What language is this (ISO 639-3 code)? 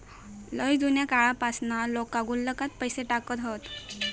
mar